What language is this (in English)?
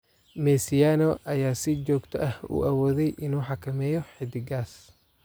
Somali